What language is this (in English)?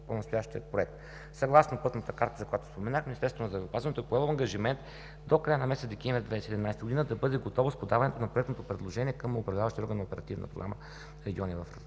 Bulgarian